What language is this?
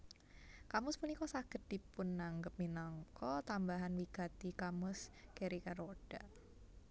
Javanese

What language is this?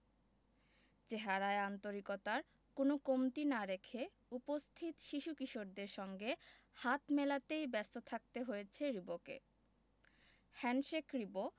Bangla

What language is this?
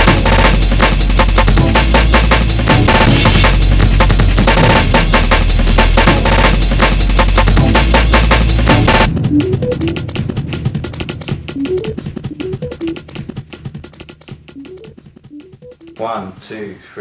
Italian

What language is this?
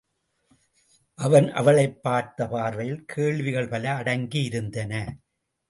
Tamil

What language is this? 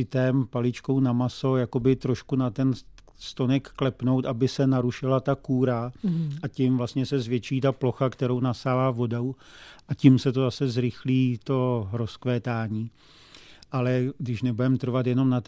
Czech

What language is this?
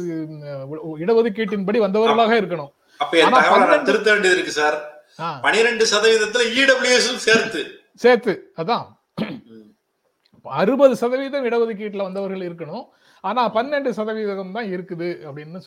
Tamil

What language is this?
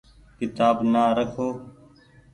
Goaria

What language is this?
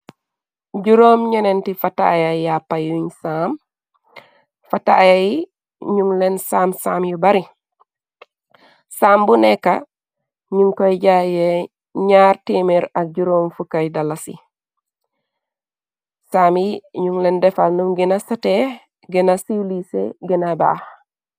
Wolof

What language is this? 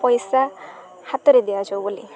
Odia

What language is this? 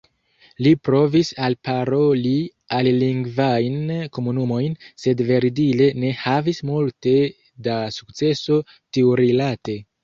Esperanto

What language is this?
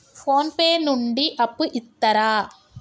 Telugu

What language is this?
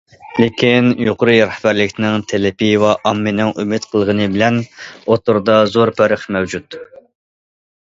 Uyghur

